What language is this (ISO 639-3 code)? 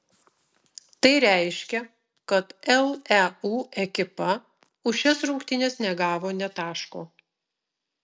lit